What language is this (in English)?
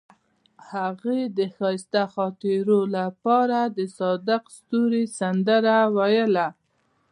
Pashto